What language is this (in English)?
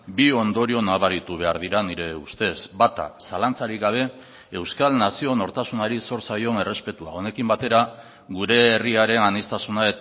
Basque